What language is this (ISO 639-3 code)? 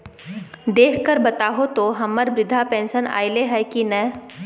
mag